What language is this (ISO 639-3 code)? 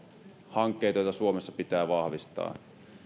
fin